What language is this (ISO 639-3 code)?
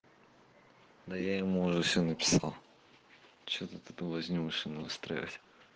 rus